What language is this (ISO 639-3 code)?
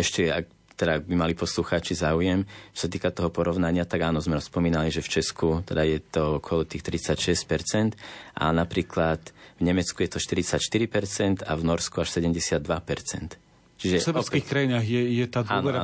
slk